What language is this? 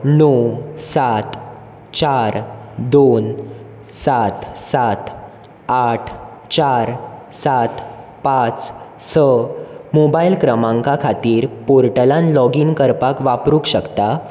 Konkani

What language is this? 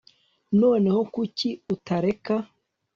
Kinyarwanda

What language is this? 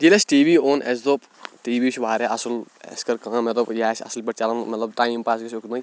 Kashmiri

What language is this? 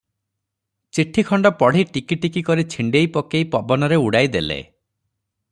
Odia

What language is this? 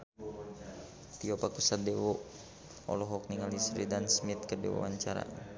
Sundanese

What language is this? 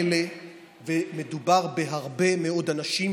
Hebrew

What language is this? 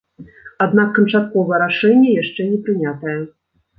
Belarusian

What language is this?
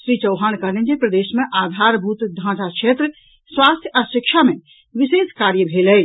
Maithili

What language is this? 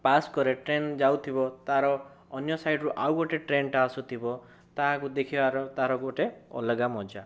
Odia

